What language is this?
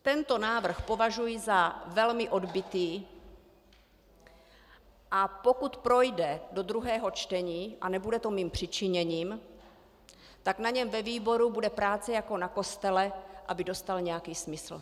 Czech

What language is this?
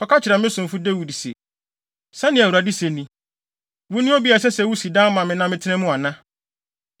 Akan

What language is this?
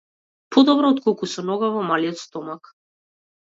Macedonian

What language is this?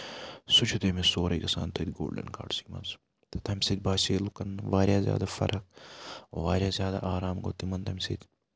Kashmiri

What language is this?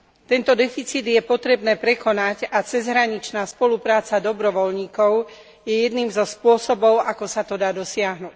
Slovak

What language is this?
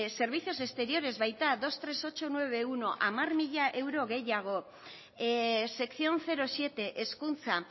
Basque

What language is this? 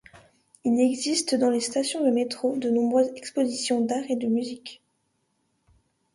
French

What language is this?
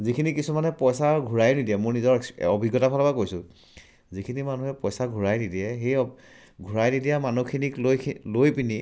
Assamese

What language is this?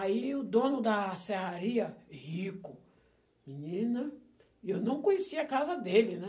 Portuguese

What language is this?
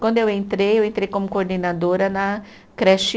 Portuguese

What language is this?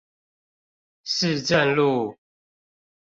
Chinese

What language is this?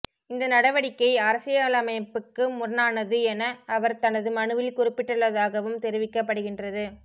Tamil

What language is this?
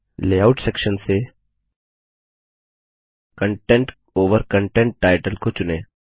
Hindi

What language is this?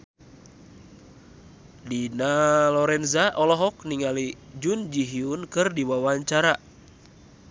Sundanese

